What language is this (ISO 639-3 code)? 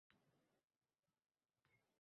uzb